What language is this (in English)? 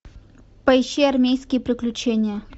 Russian